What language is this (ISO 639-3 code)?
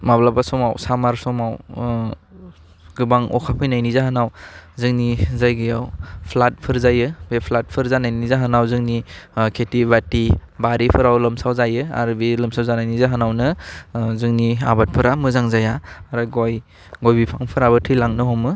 brx